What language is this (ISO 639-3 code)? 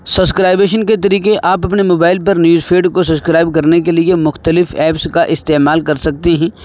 urd